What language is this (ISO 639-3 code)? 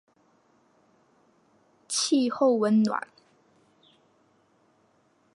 zho